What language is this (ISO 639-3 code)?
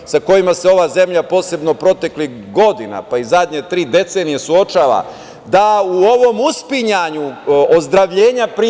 srp